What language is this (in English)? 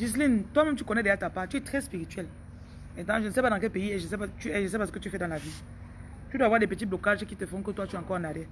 French